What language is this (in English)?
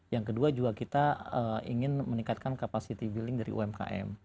Indonesian